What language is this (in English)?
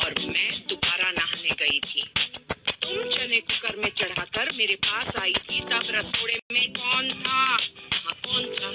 Hindi